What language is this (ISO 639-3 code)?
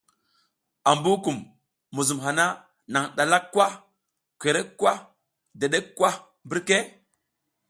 giz